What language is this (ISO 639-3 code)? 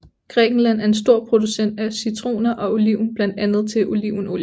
dan